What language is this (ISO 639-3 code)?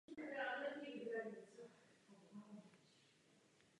ces